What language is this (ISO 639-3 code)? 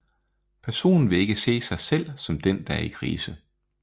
dan